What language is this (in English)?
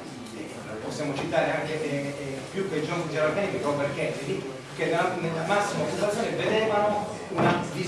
Italian